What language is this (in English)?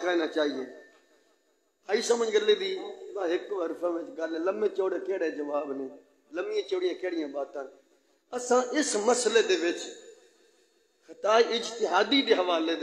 Hindi